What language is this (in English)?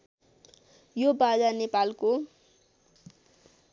Nepali